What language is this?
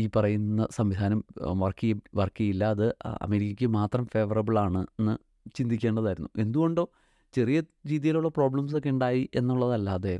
Malayalam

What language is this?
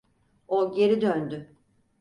Turkish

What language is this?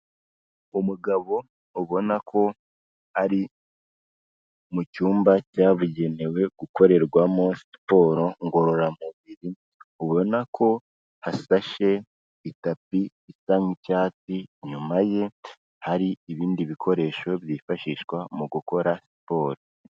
Kinyarwanda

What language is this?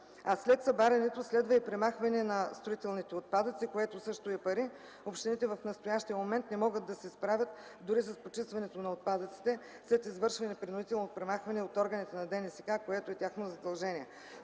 Bulgarian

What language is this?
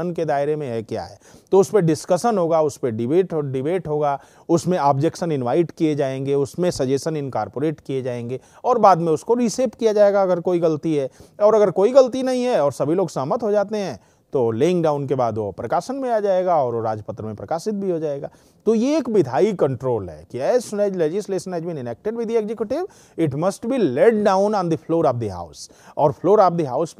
Hindi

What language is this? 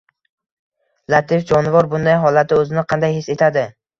Uzbek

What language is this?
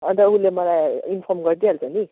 Nepali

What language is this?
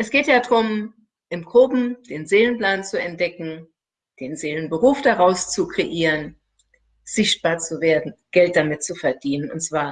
German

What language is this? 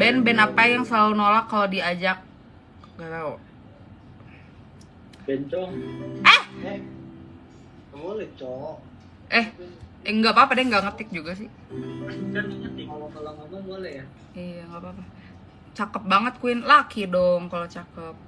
Indonesian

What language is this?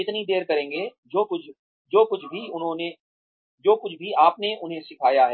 Hindi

